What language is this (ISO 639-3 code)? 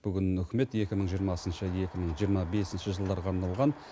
kaz